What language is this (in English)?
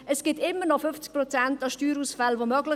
Swiss German